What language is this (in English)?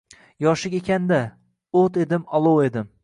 Uzbek